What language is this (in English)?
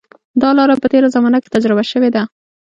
Pashto